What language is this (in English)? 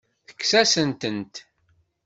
Kabyle